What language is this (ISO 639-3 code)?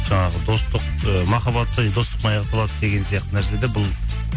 kaz